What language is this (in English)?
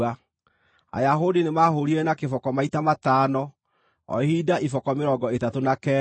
Kikuyu